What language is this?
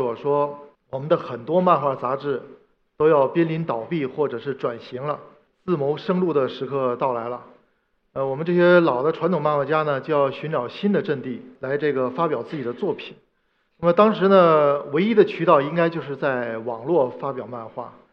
Chinese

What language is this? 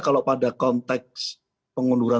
Indonesian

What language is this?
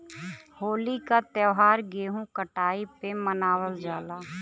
Bhojpuri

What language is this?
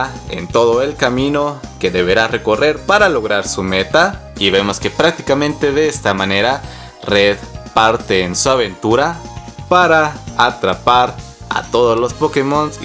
Spanish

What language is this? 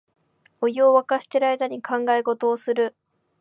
Japanese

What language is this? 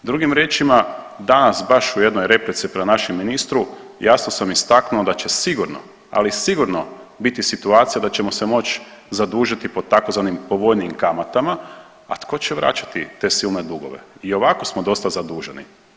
Croatian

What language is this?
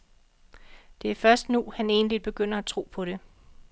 Danish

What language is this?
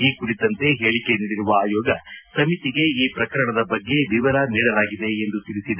Kannada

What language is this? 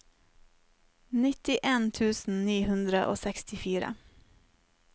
Norwegian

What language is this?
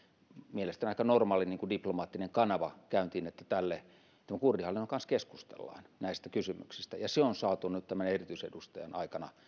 Finnish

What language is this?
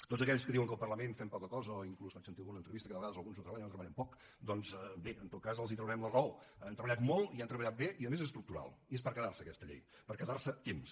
Catalan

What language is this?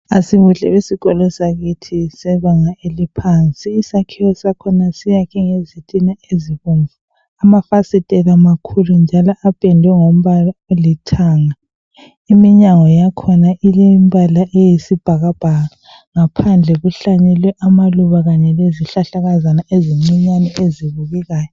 North Ndebele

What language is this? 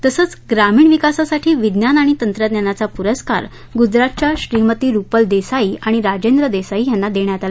Marathi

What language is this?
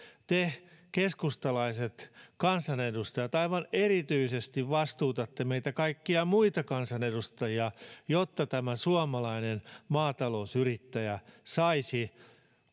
Finnish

